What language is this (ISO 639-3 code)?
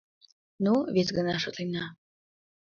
chm